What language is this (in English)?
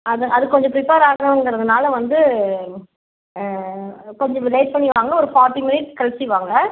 Tamil